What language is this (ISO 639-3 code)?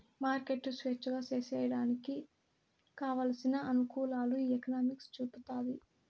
tel